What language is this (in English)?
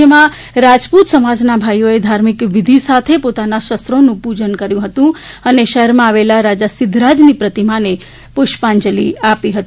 Gujarati